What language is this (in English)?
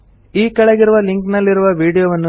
Kannada